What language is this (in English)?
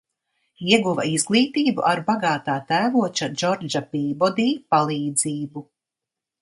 Latvian